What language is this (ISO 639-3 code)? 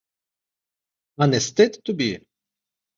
ukr